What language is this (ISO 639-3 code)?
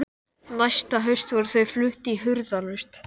isl